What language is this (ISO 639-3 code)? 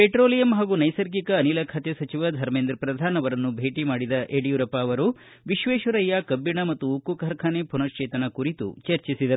kan